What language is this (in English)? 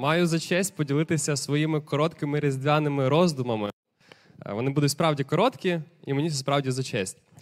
Ukrainian